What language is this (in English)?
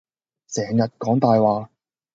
Cantonese